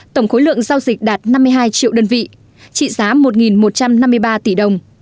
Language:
Vietnamese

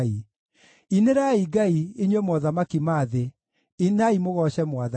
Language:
Kikuyu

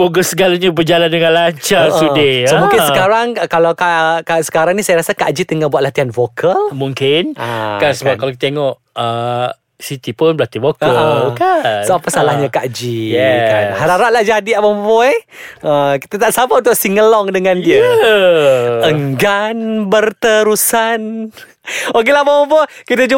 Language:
Malay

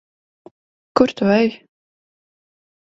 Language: Latvian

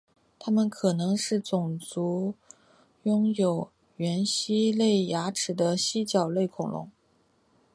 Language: Chinese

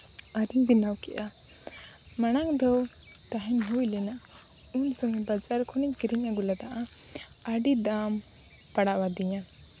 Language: Santali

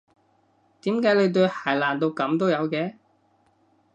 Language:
Cantonese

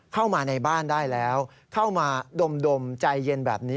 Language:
Thai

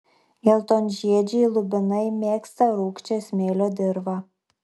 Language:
Lithuanian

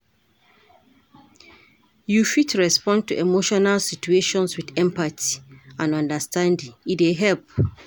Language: Nigerian Pidgin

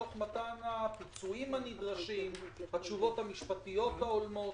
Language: Hebrew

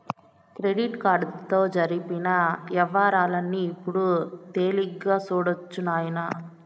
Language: Telugu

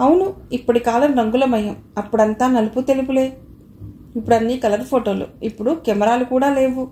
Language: Telugu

